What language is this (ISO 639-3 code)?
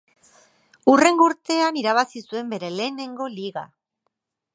eus